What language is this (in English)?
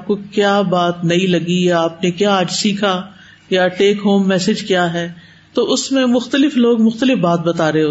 Urdu